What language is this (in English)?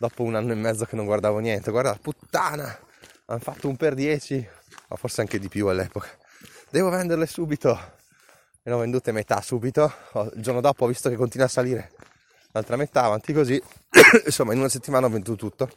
Italian